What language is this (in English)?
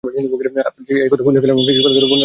Bangla